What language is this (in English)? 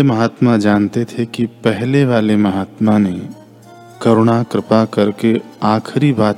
Hindi